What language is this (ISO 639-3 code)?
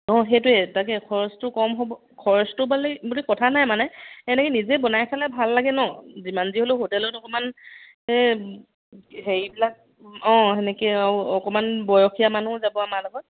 asm